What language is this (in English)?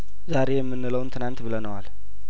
Amharic